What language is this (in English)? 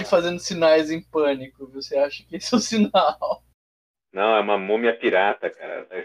Portuguese